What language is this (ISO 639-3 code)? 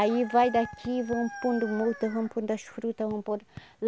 por